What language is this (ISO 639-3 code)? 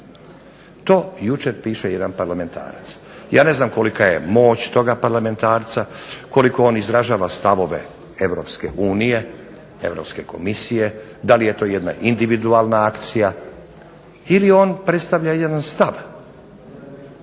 hrv